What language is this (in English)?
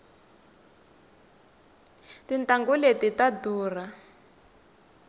Tsonga